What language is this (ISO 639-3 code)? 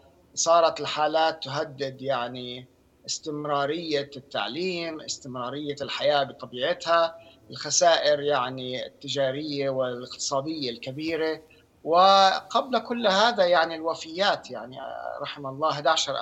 ara